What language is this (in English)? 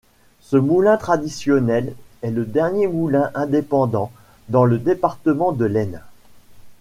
French